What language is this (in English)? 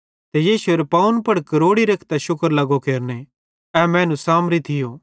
Bhadrawahi